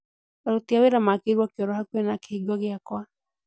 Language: Kikuyu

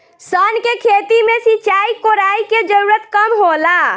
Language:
Bhojpuri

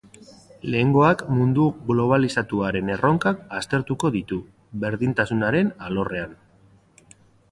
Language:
Basque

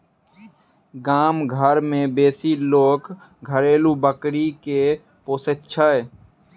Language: Maithili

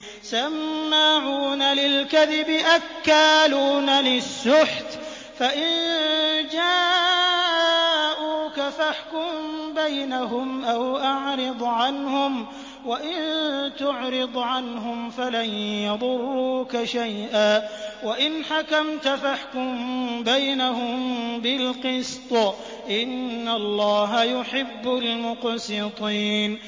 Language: Arabic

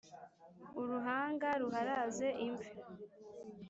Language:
Kinyarwanda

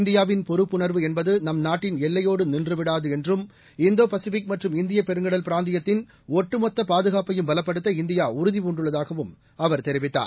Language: Tamil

